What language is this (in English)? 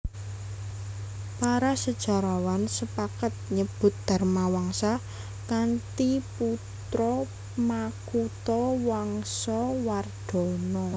Javanese